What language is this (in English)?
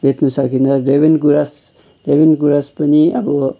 Nepali